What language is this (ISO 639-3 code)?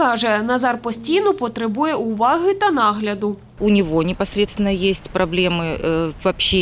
ukr